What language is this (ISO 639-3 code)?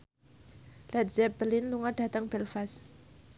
jav